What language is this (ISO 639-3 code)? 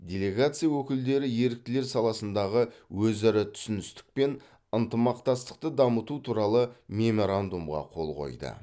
kaz